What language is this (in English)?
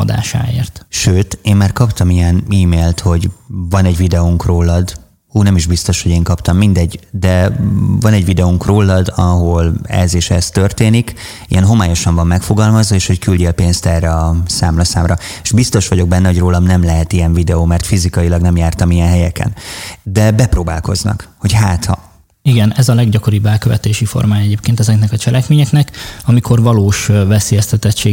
Hungarian